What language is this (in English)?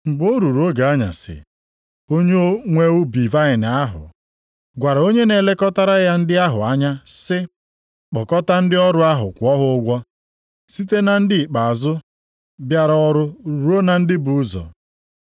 Igbo